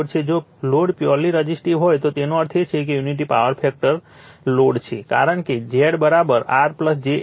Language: Gujarati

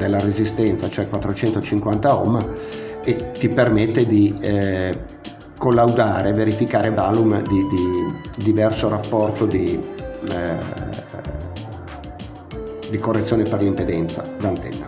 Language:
Italian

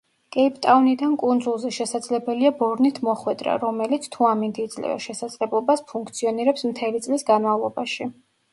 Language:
Georgian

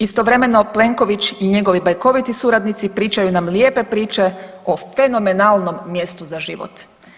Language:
Croatian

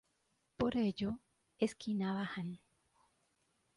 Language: Spanish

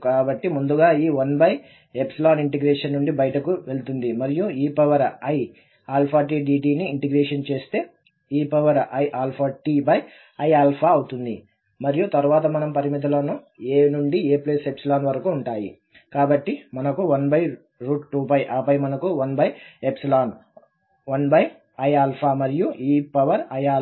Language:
Telugu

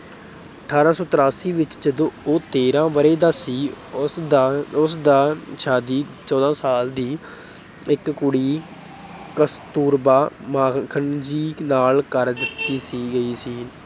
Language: Punjabi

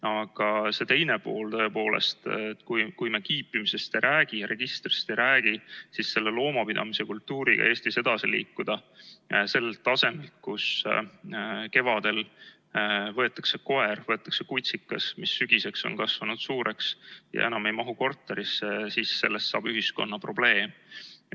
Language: Estonian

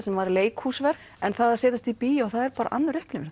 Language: Icelandic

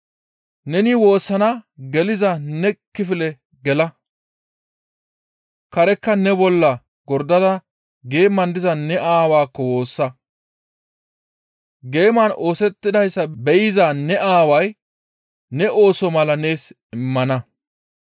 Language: Gamo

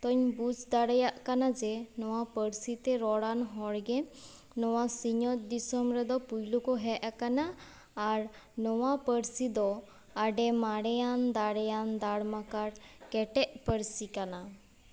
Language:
Santali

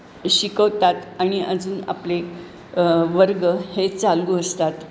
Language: Marathi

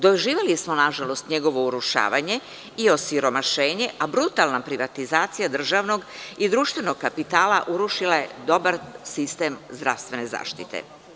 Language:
Serbian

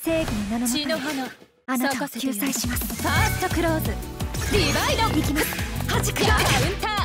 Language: Japanese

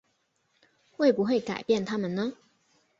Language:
Chinese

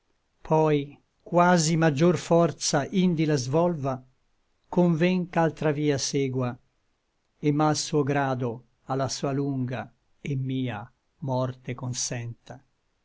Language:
Italian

